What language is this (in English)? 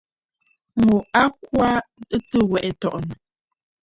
Bafut